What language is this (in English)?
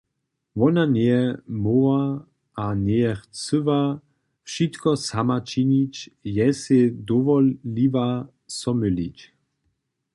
Upper Sorbian